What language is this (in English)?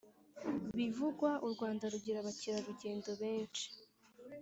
Kinyarwanda